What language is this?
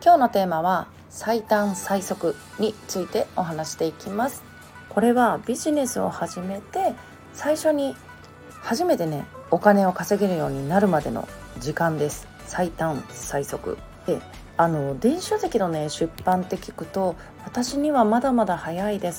Japanese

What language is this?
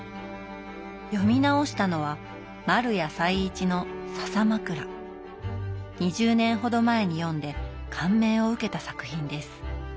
Japanese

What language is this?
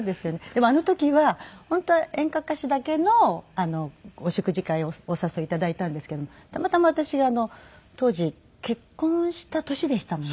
Japanese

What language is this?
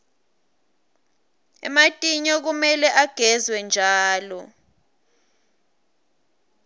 Swati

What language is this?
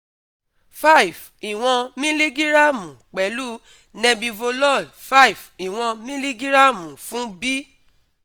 Yoruba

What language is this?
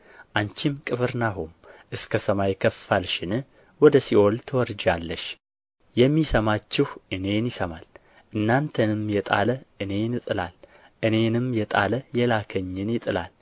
Amharic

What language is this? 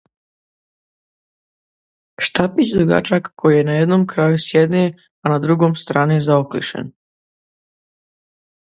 Croatian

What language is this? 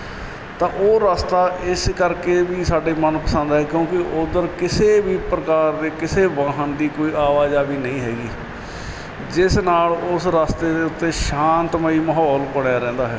Punjabi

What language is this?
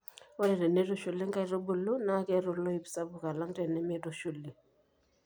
Masai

